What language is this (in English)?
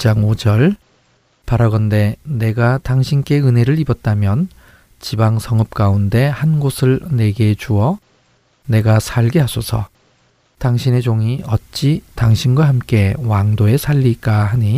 Korean